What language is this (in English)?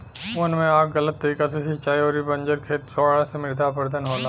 Bhojpuri